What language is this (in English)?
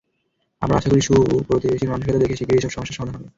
Bangla